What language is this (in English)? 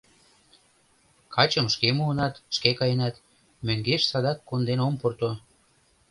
Mari